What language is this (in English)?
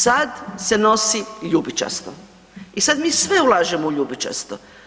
Croatian